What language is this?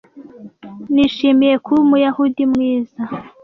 Kinyarwanda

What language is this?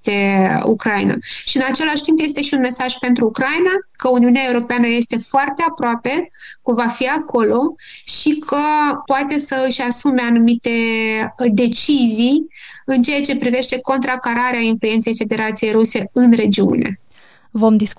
Romanian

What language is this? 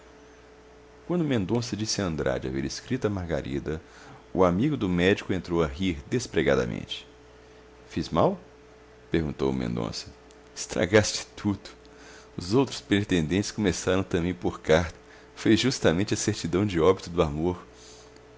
Portuguese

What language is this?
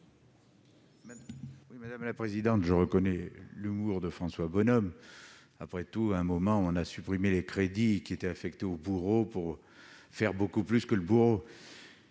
French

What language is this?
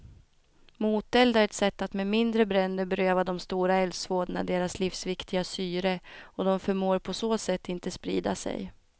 Swedish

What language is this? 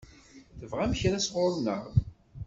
Kabyle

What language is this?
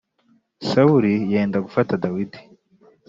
Kinyarwanda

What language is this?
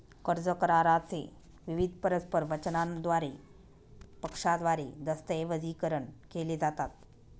Marathi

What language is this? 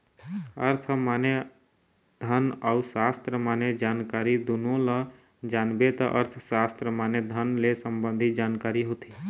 Chhattisgarhi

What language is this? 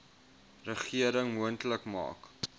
Afrikaans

